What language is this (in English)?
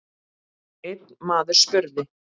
Icelandic